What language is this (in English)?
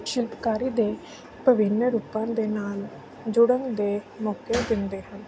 Punjabi